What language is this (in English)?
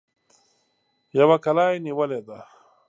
Pashto